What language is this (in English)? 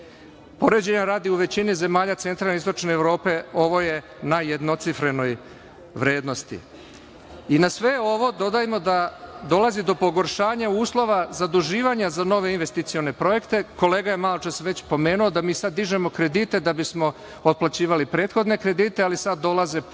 Serbian